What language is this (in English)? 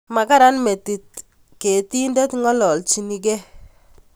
Kalenjin